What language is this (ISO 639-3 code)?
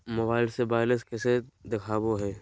mag